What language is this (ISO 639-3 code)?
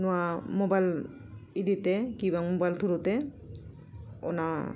sat